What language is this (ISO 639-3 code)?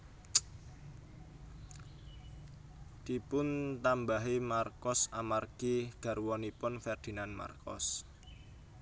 jav